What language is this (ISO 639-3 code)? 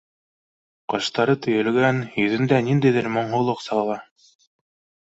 bak